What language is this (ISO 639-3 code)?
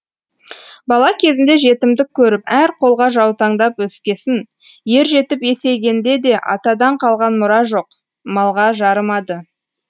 kaz